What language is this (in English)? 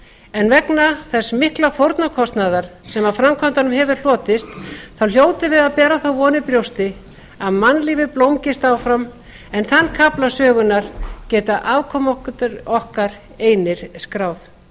Icelandic